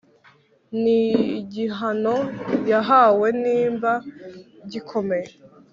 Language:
Kinyarwanda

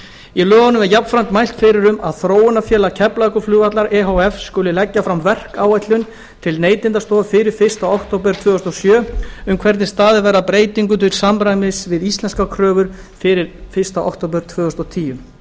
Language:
Icelandic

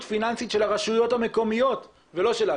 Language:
Hebrew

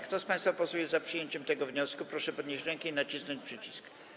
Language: Polish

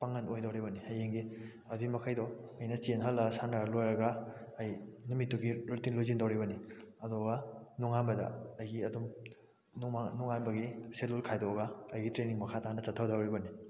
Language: Manipuri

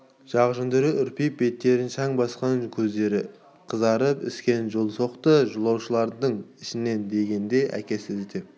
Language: Kazakh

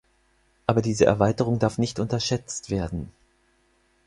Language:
German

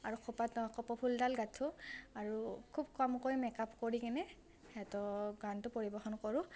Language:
Assamese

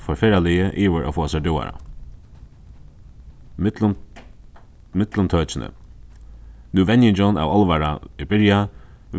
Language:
Faroese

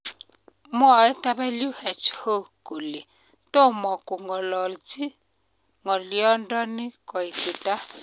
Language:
Kalenjin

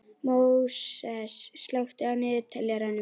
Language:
Icelandic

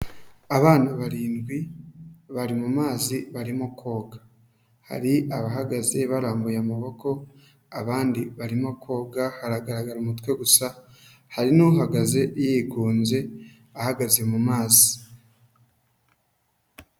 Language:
Kinyarwanda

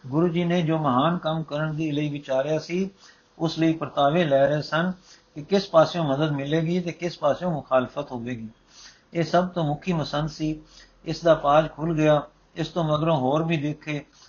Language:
Punjabi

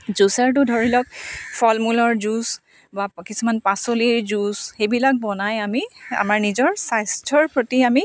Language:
Assamese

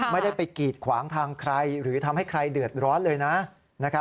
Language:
Thai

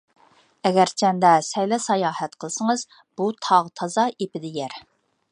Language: Uyghur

